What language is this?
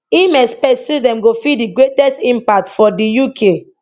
Nigerian Pidgin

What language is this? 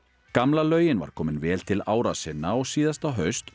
Icelandic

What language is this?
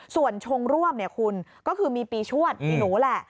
Thai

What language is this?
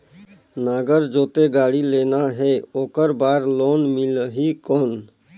Chhattisgarhi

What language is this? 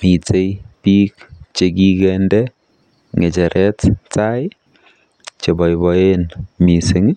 Kalenjin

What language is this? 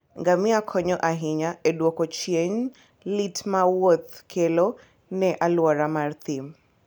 Luo (Kenya and Tanzania)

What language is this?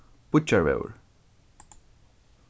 Faroese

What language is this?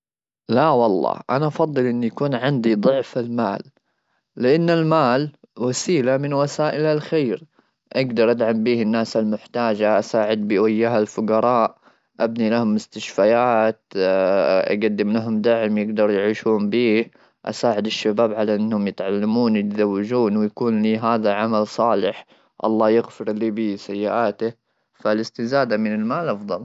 Gulf Arabic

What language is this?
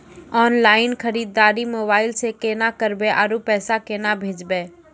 Maithili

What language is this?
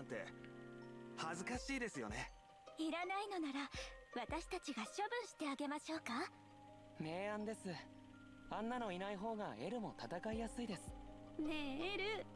German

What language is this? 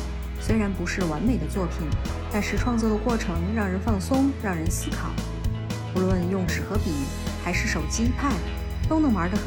Chinese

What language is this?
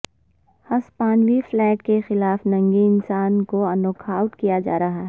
Urdu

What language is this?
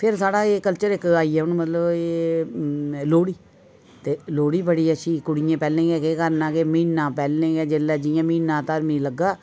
Dogri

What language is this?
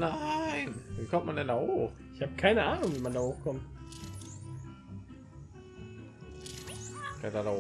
German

